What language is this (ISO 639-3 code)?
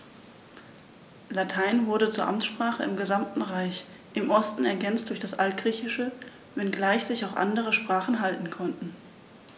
deu